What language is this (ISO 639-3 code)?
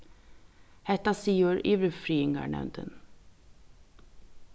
fao